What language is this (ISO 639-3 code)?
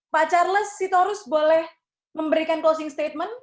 ind